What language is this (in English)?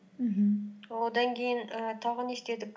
Kazakh